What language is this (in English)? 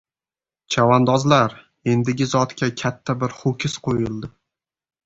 Uzbek